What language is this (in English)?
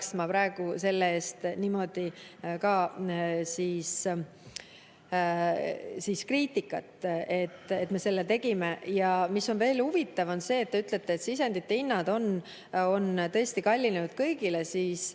Estonian